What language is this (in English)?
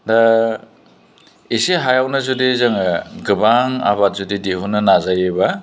Bodo